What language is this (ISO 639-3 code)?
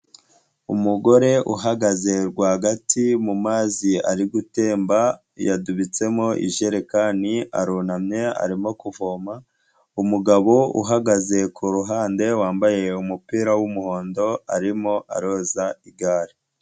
kin